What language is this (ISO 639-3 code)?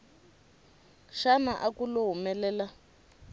tso